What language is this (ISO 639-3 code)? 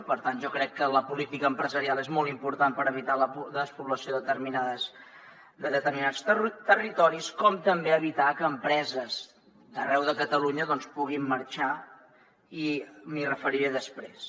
cat